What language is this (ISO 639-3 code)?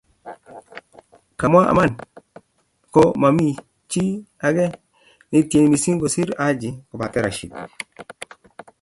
kln